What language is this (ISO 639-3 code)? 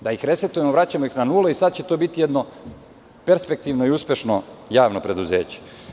srp